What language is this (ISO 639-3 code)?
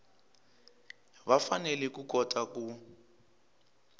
tso